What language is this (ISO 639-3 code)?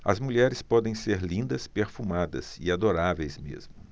por